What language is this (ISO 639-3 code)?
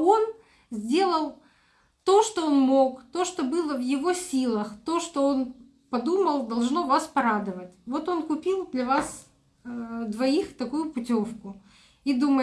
rus